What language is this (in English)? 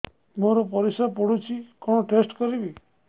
Odia